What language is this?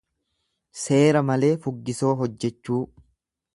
Oromo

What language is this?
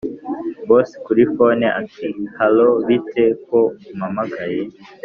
Kinyarwanda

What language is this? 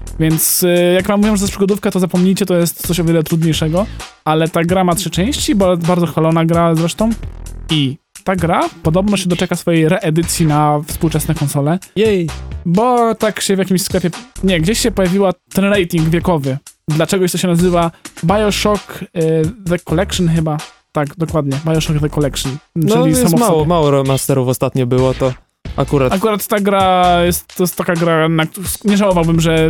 Polish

